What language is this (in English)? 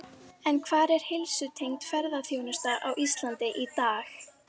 Icelandic